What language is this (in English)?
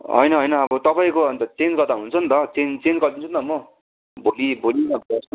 Nepali